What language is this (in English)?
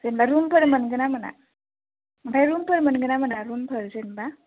Bodo